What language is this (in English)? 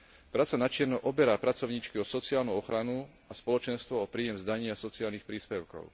Slovak